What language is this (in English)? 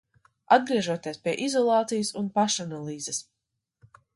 Latvian